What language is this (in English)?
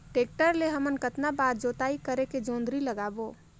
Chhattisgarhi